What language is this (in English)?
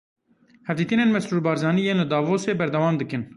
Kurdish